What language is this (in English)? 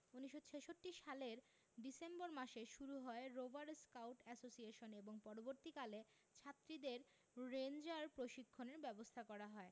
Bangla